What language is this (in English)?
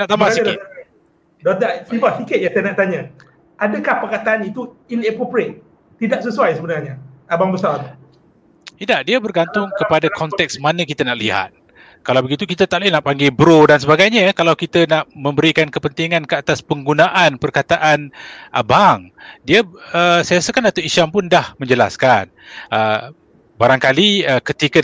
Malay